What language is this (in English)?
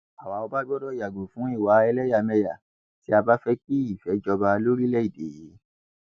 Yoruba